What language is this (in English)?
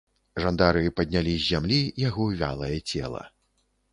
Belarusian